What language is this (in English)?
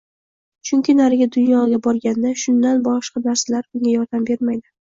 Uzbek